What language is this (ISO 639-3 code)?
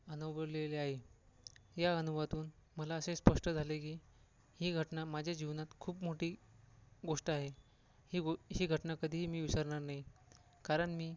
mar